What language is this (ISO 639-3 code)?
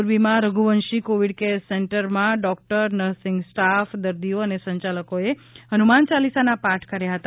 guj